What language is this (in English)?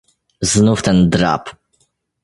Polish